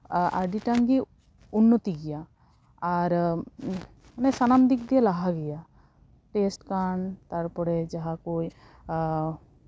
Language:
Santali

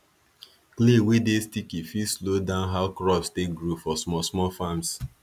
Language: Nigerian Pidgin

